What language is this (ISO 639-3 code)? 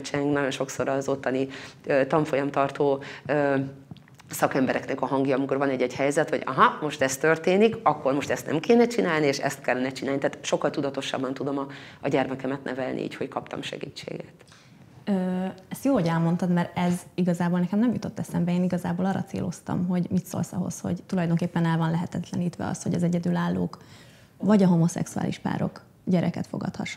hun